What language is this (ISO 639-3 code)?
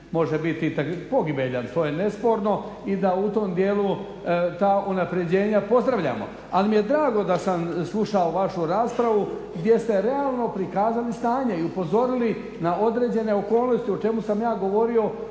hrv